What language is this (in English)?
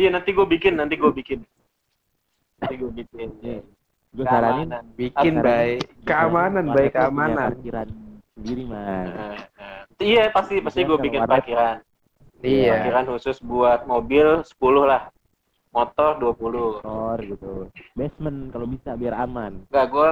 Indonesian